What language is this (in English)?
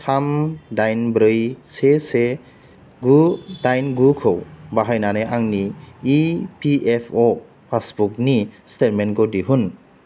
Bodo